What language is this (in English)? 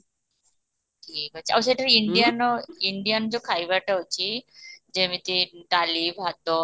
Odia